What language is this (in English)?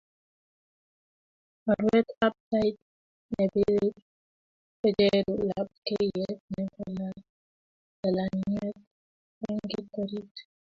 Kalenjin